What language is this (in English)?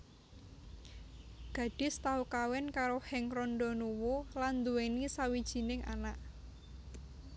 Javanese